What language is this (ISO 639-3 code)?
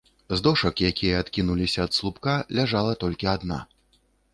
bel